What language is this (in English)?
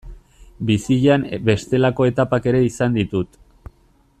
Basque